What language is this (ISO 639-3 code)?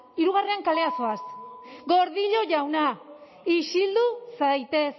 eus